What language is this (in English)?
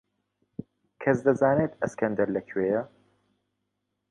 Central Kurdish